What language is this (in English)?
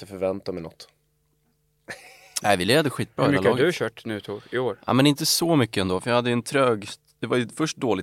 Swedish